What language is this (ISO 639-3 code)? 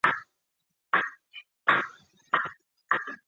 zho